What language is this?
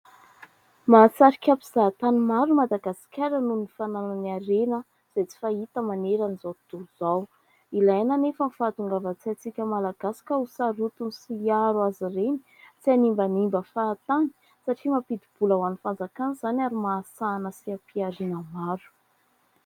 Malagasy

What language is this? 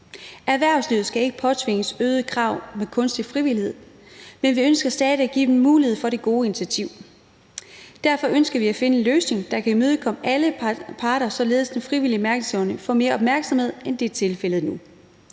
Danish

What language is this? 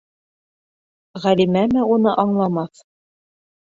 Bashkir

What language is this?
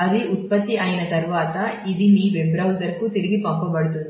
Telugu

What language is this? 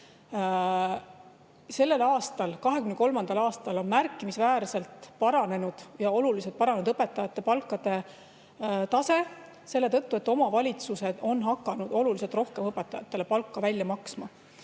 Estonian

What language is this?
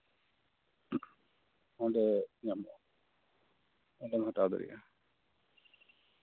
Santali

